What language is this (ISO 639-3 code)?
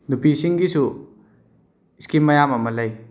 mni